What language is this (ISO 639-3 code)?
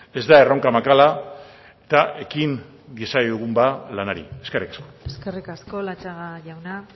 eus